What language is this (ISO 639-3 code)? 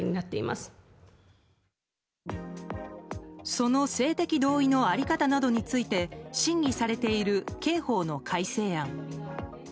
jpn